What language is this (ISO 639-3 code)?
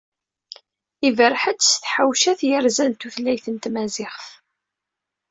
kab